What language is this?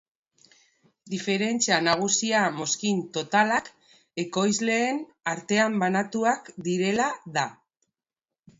Basque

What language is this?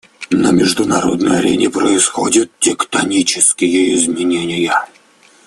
Russian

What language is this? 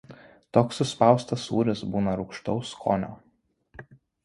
Lithuanian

